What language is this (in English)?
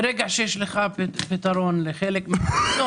Hebrew